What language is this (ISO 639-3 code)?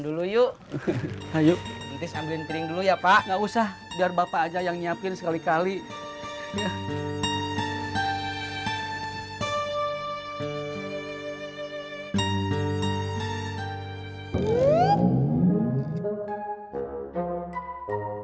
ind